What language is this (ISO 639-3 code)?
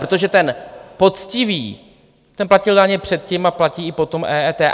ces